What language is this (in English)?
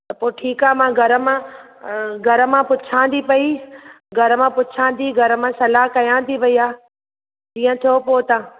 Sindhi